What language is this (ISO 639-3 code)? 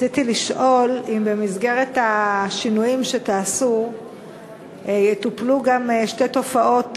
heb